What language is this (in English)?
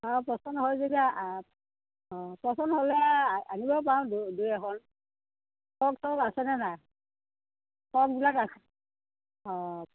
Assamese